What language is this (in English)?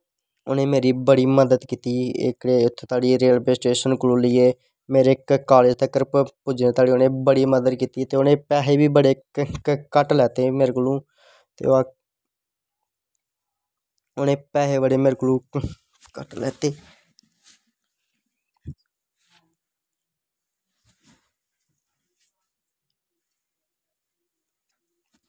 Dogri